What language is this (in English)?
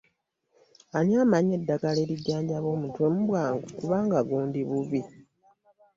Ganda